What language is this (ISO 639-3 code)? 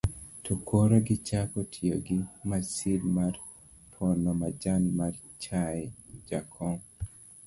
luo